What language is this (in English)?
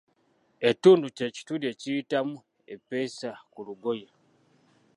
Ganda